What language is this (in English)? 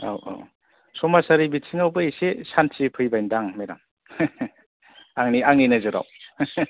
Bodo